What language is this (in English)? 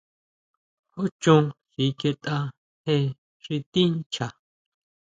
Huautla Mazatec